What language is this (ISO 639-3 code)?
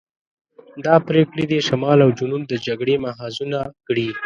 pus